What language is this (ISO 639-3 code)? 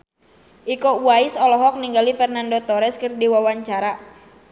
sun